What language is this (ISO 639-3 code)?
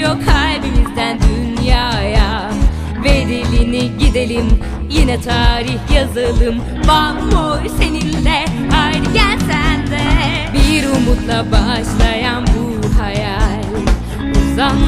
tur